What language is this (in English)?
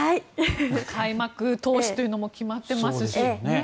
Japanese